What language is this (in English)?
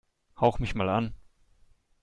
German